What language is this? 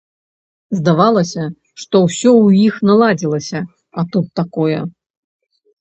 Belarusian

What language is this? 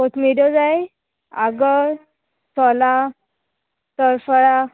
Konkani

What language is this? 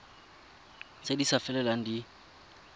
Tswana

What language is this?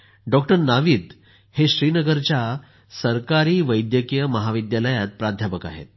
Marathi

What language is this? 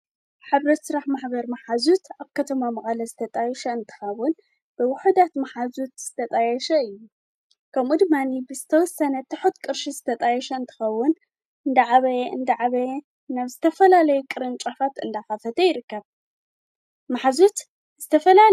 Tigrinya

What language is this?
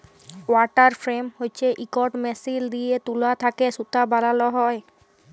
Bangla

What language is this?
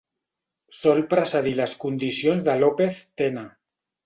Catalan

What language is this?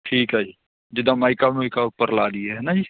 Punjabi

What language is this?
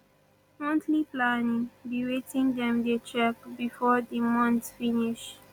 Nigerian Pidgin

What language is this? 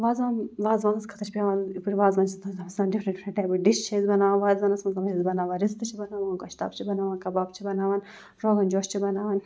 Kashmiri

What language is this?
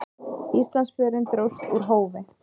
Icelandic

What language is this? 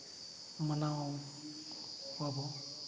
Santali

